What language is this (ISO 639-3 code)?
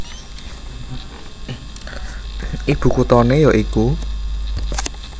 jav